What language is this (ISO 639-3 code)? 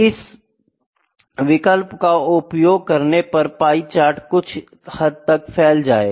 hin